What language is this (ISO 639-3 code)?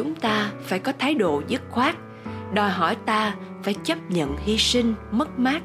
vie